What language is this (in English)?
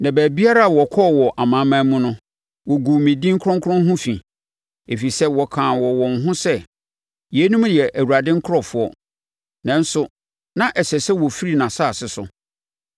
Akan